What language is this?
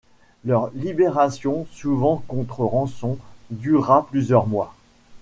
French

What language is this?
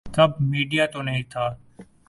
Urdu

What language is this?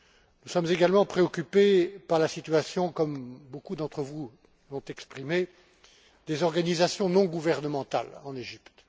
French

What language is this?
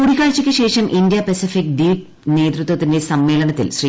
Malayalam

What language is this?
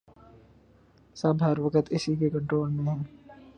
Urdu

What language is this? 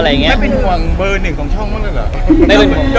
Thai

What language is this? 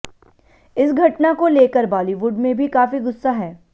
Hindi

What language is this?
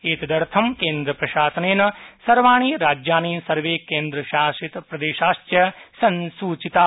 Sanskrit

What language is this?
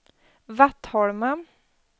Swedish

